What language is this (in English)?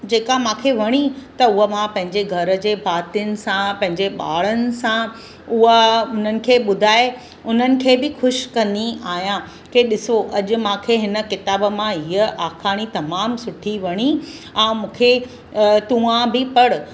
Sindhi